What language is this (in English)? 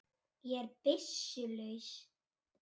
Icelandic